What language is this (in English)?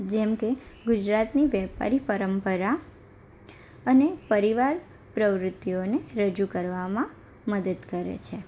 Gujarati